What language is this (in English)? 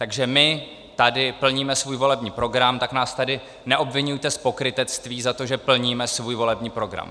Czech